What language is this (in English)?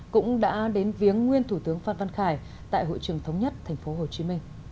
Vietnamese